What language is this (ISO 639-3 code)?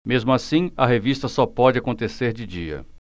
por